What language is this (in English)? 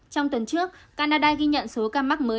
Vietnamese